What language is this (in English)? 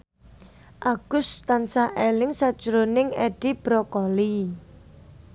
Javanese